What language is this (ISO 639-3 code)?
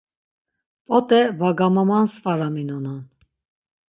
lzz